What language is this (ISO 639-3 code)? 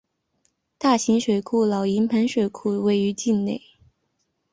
zho